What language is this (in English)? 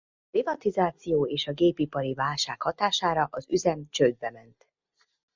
Hungarian